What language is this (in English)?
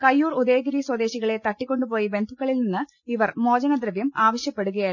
Malayalam